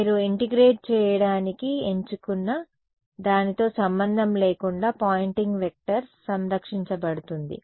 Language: Telugu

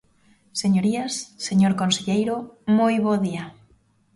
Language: Galician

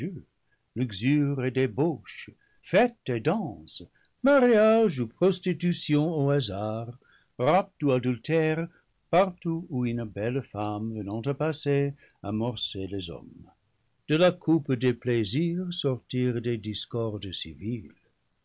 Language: French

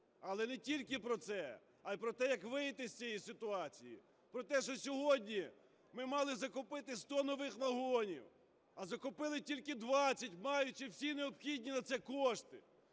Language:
Ukrainian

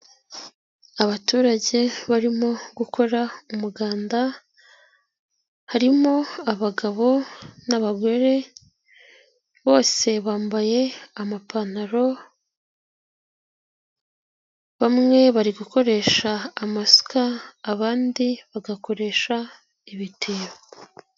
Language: Kinyarwanda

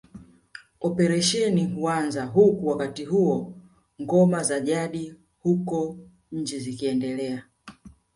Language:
Swahili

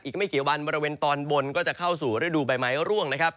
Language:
Thai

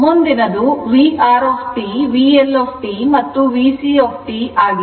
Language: Kannada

